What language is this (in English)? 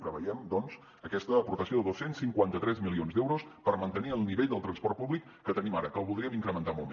Catalan